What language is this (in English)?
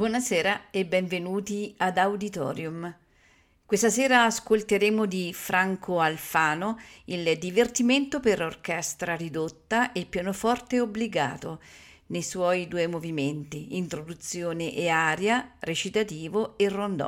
Italian